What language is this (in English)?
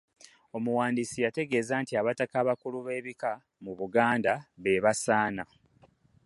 Ganda